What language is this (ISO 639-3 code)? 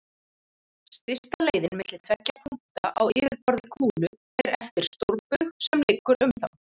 isl